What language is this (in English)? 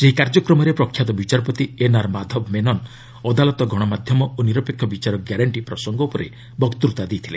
Odia